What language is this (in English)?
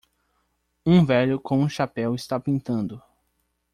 Portuguese